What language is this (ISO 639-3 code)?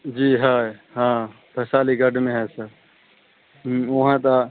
hin